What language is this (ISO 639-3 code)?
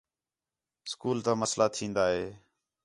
xhe